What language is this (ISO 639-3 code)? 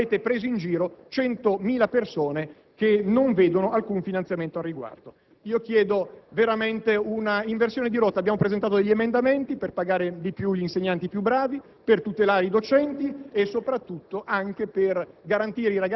ita